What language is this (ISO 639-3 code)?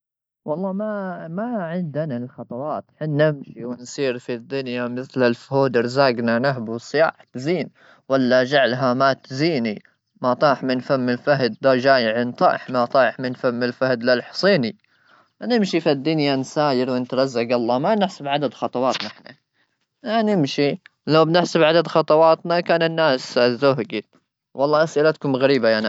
afb